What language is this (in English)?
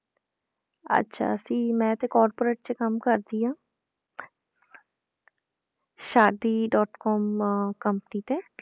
Punjabi